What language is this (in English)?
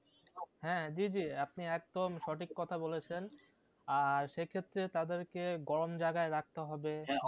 Bangla